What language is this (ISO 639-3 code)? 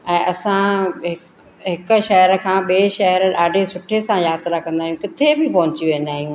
snd